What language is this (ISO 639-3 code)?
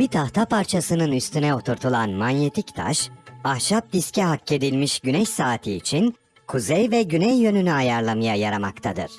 tur